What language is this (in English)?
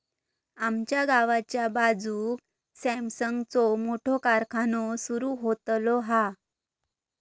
Marathi